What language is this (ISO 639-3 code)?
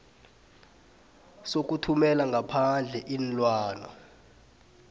nbl